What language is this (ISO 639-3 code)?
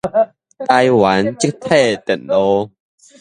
nan